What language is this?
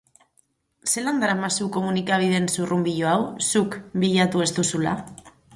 Basque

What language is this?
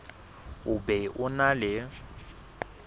Southern Sotho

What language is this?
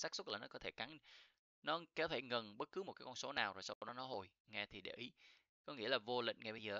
Vietnamese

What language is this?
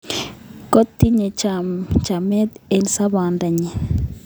Kalenjin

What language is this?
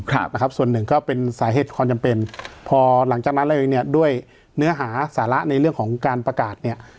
Thai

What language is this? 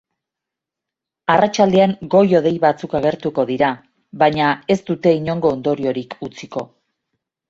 Basque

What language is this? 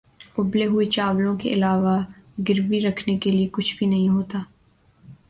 Urdu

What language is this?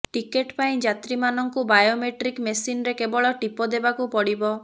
Odia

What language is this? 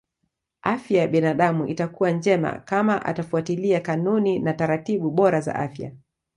Swahili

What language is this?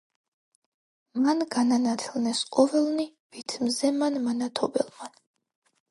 Georgian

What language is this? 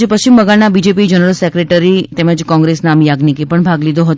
Gujarati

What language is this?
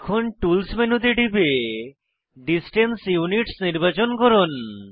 Bangla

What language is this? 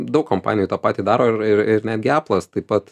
Lithuanian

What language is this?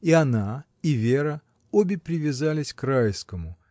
Russian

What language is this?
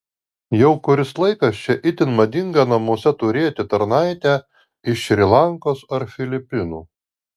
Lithuanian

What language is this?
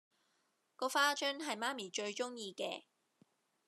Cantonese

